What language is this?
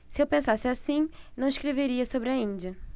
Portuguese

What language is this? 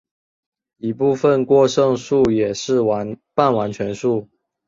Chinese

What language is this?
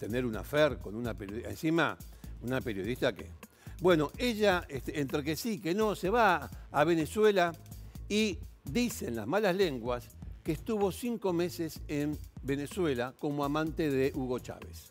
Spanish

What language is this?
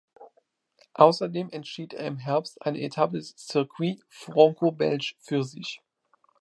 German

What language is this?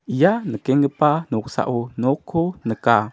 Garo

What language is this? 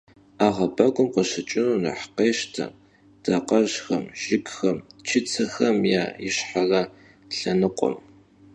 Kabardian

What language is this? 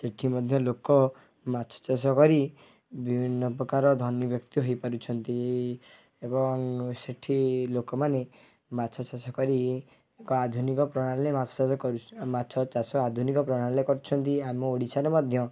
Odia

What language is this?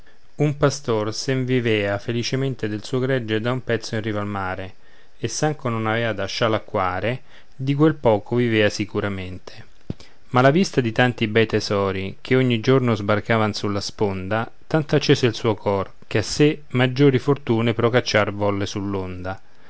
Italian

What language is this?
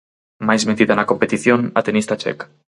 Galician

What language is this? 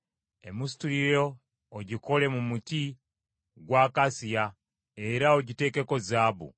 Ganda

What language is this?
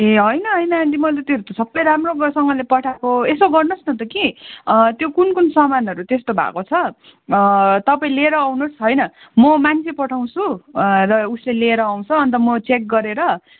Nepali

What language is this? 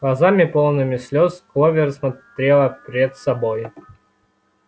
Russian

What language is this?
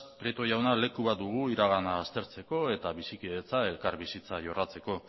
Basque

